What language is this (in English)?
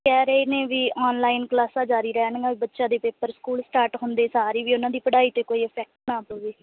Punjabi